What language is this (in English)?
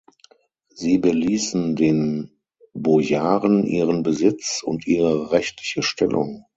German